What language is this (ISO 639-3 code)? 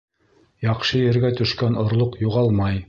bak